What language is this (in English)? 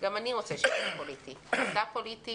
Hebrew